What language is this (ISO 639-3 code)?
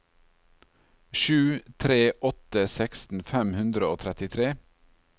nor